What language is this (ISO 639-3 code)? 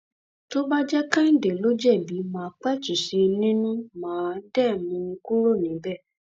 yor